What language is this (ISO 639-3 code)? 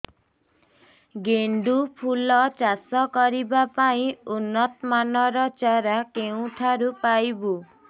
ori